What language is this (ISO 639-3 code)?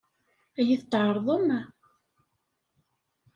kab